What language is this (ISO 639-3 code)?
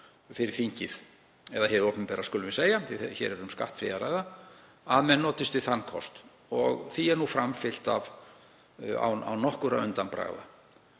isl